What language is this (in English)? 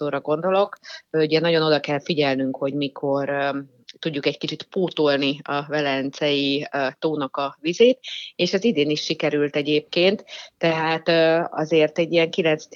Hungarian